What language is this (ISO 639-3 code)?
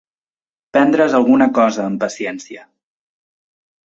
cat